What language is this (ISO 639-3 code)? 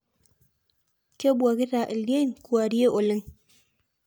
mas